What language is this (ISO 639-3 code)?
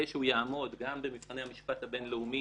heb